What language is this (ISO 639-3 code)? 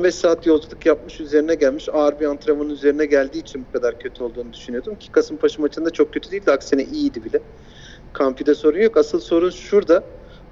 tur